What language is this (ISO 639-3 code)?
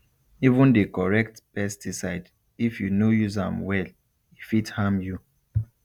pcm